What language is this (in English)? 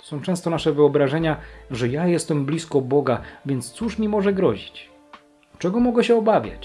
Polish